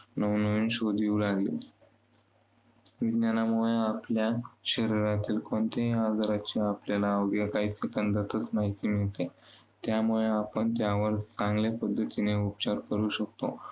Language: Marathi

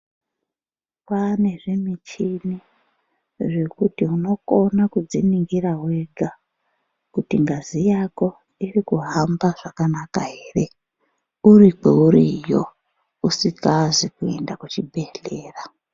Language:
Ndau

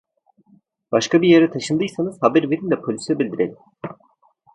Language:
Turkish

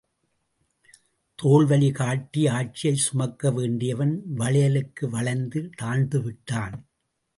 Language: Tamil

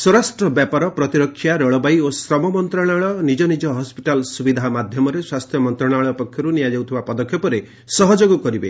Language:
Odia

